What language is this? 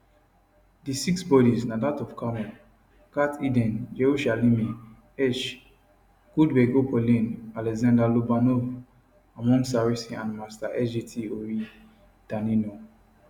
Nigerian Pidgin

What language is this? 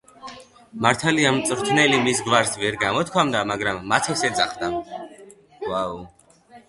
Georgian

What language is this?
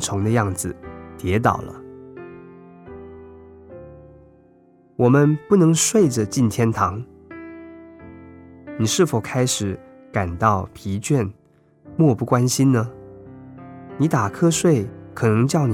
Chinese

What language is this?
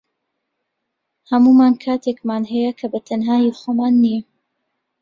Central Kurdish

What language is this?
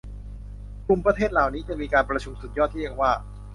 Thai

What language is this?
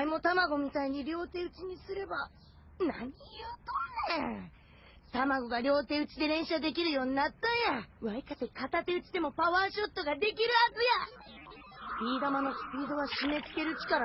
Japanese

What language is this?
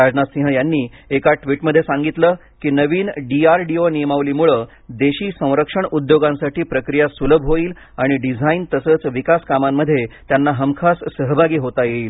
Marathi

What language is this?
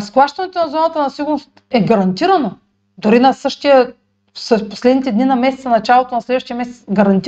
Bulgarian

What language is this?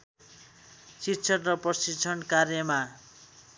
Nepali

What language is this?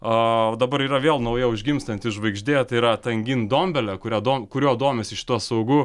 Lithuanian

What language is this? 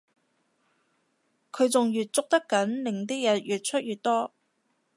Cantonese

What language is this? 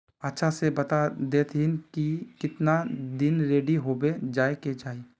Magahi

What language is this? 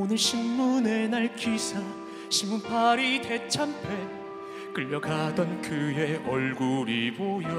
Korean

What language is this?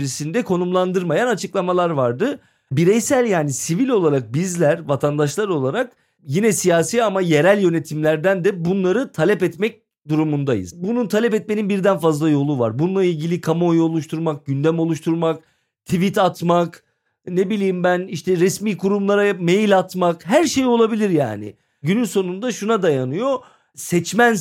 Turkish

